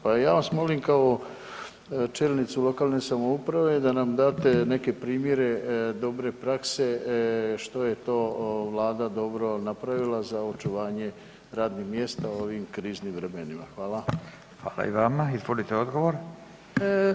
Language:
Croatian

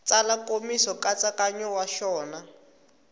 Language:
Tsonga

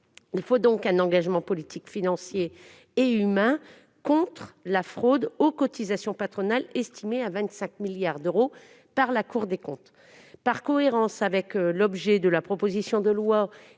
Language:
French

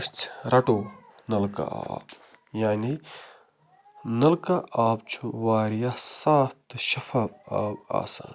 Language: Kashmiri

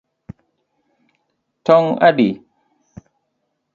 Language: Luo (Kenya and Tanzania)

